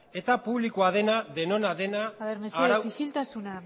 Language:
Basque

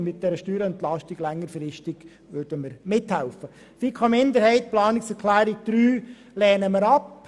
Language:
Swiss German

